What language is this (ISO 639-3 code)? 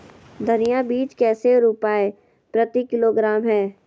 mag